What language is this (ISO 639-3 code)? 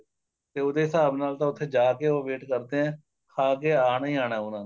pan